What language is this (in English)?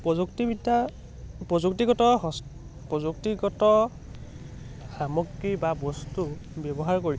Assamese